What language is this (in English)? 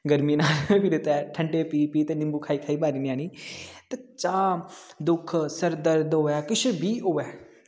Dogri